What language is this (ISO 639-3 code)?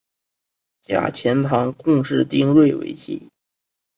zho